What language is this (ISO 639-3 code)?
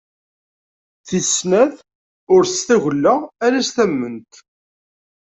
kab